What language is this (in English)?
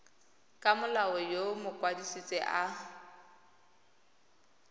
Tswana